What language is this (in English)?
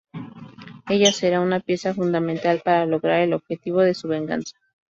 Spanish